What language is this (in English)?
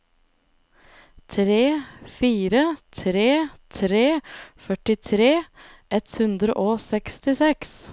Norwegian